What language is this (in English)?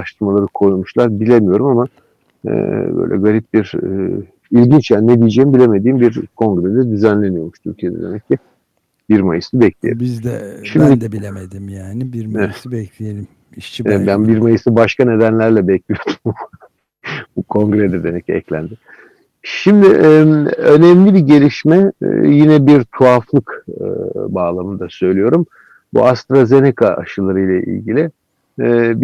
Turkish